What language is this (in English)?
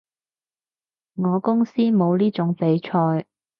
Cantonese